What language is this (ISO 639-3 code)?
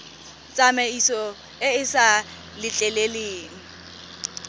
tsn